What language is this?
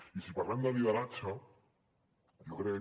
Catalan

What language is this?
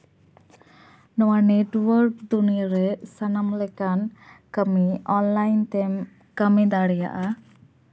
Santali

